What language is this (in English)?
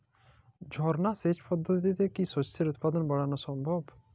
Bangla